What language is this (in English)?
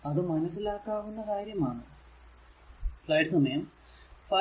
Malayalam